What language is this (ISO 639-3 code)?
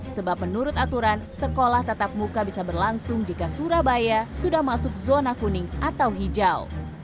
ind